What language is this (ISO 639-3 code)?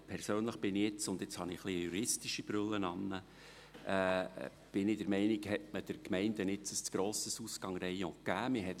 gsw